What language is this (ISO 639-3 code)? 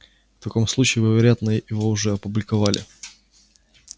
rus